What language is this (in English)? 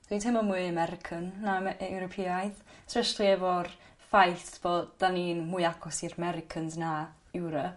Welsh